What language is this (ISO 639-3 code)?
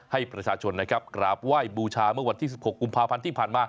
tha